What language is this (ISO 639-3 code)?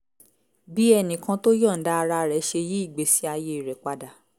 yor